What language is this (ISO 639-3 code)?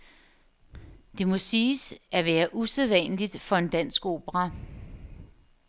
dan